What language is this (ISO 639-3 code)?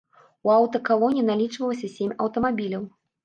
bel